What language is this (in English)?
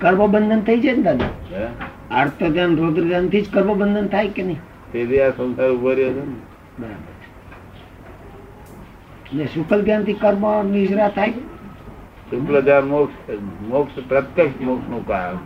Gujarati